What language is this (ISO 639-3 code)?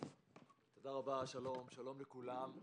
heb